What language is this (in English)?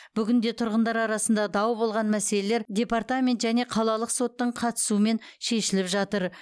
Kazakh